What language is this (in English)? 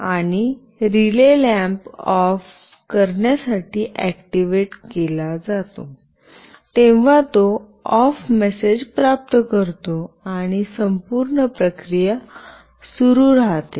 Marathi